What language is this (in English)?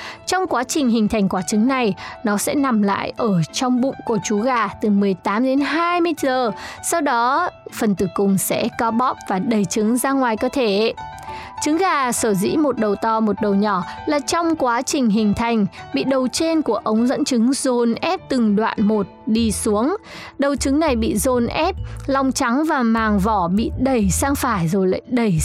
Vietnamese